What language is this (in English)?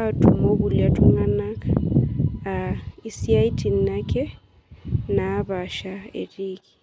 Masai